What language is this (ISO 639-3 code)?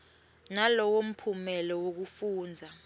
ssw